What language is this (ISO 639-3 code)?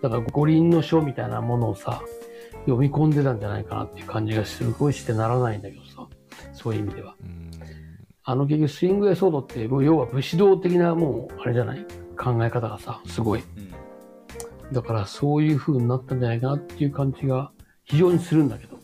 jpn